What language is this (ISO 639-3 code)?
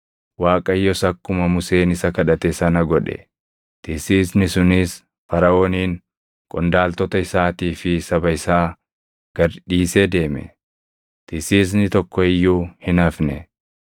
orm